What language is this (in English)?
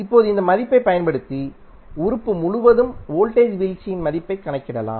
Tamil